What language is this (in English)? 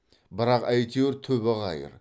Kazakh